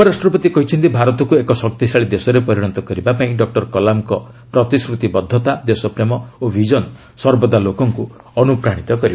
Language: Odia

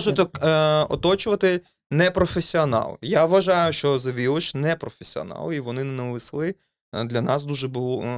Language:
Ukrainian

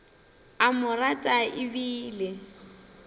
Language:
Northern Sotho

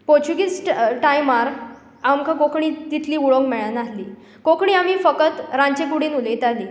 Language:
Konkani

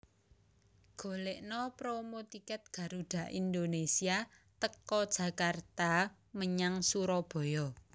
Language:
Javanese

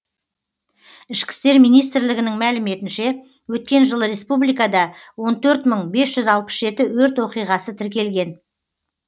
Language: Kazakh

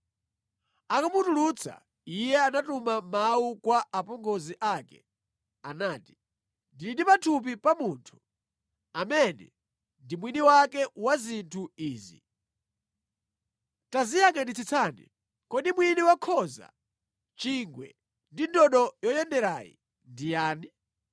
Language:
Nyanja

